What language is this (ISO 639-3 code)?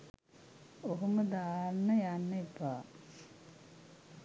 sin